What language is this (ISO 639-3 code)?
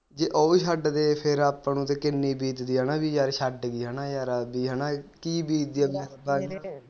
pan